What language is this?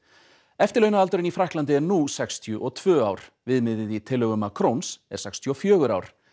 Icelandic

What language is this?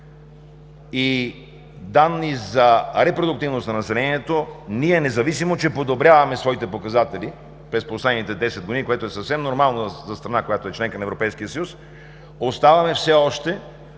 Bulgarian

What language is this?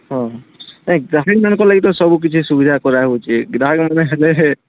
Odia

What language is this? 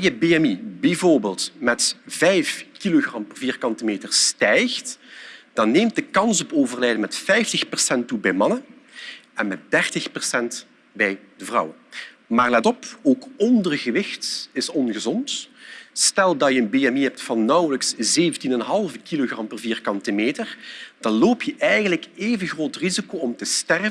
Dutch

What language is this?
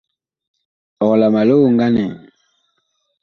Bakoko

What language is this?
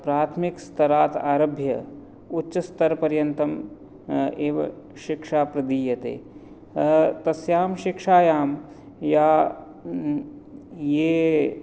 Sanskrit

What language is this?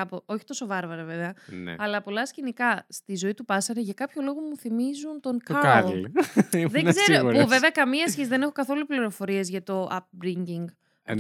Greek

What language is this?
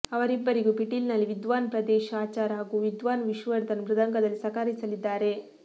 Kannada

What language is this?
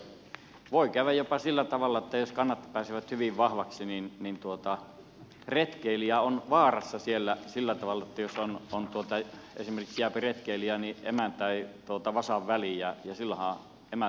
Finnish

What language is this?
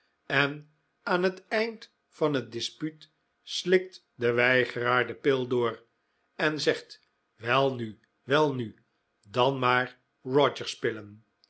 Dutch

